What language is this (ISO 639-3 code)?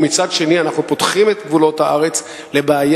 heb